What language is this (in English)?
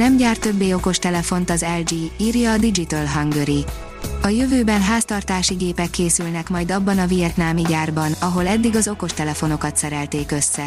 Hungarian